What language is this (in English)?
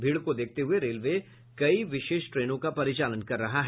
Hindi